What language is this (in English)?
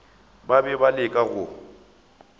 Northern Sotho